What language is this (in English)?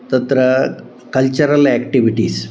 Sanskrit